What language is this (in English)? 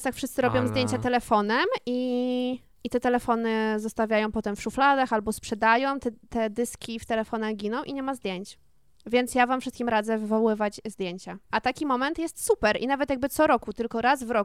Polish